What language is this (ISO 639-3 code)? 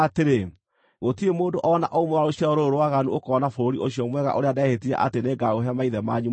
kik